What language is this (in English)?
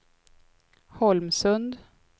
Swedish